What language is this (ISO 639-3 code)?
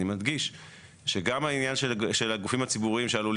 heb